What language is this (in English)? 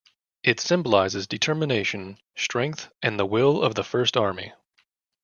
English